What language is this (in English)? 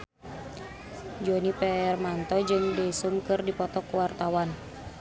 Sundanese